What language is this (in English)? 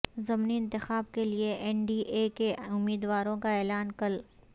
Urdu